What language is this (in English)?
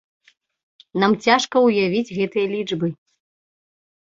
Belarusian